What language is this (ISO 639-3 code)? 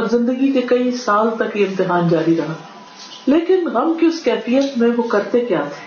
urd